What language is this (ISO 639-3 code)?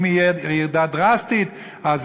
heb